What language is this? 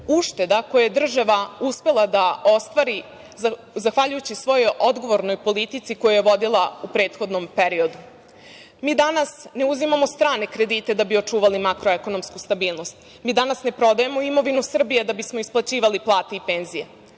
Serbian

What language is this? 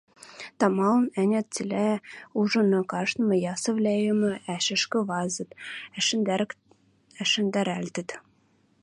Western Mari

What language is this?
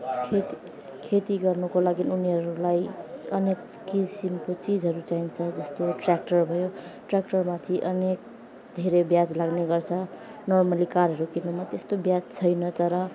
Nepali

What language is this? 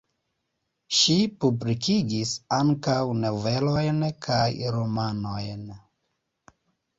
Esperanto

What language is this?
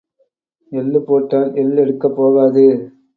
Tamil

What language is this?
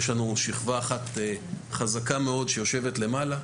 Hebrew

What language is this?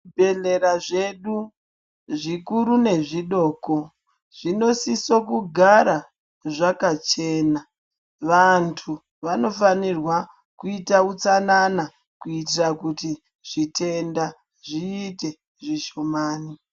Ndau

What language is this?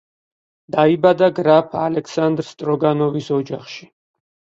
Georgian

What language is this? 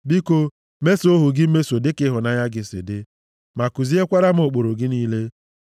Igbo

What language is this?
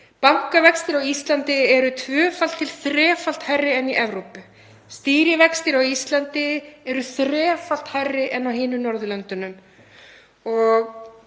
Icelandic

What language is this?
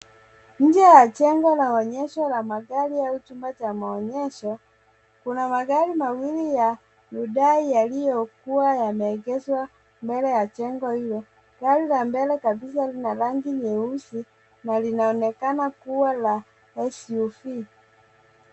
Swahili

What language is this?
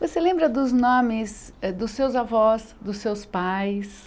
Portuguese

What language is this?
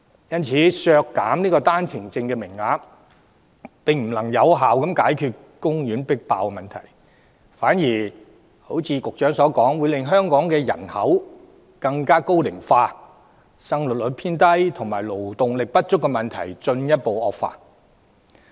Cantonese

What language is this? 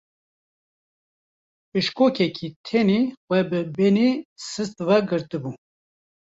Kurdish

